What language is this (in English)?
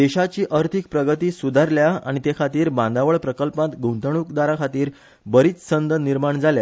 Konkani